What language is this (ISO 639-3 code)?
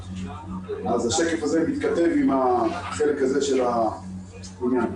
heb